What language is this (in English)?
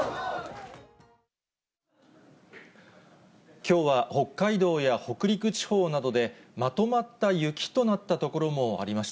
Japanese